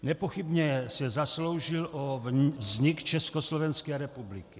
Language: Czech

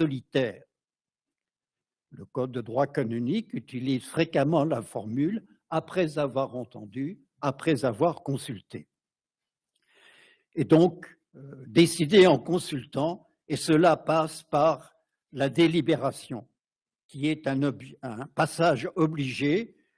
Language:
French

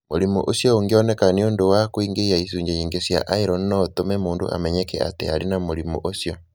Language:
Kikuyu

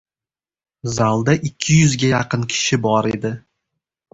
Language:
Uzbek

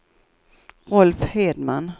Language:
Swedish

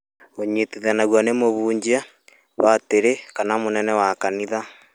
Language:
Kikuyu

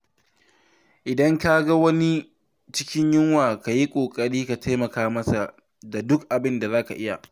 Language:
Hausa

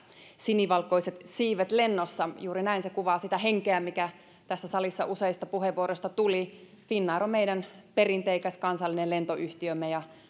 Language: Finnish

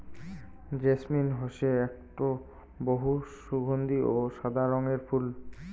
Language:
Bangla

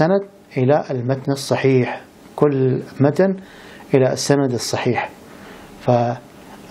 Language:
Arabic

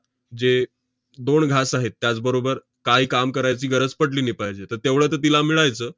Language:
Marathi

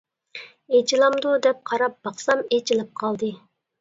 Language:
Uyghur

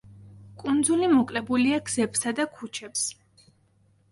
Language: Georgian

